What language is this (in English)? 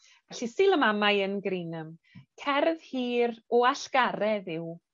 Welsh